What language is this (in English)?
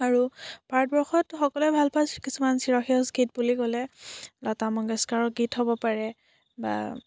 Assamese